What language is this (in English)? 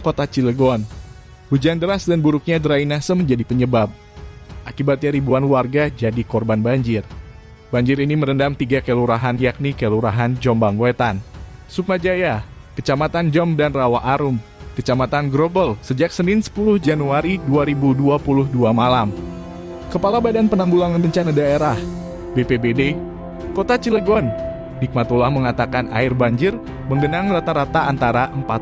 Indonesian